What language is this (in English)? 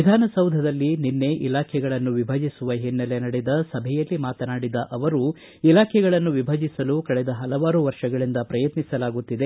Kannada